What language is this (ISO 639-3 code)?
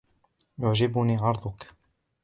ara